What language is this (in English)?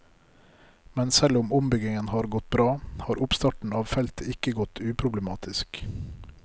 Norwegian